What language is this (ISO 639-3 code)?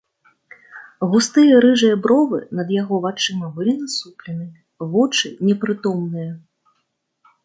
bel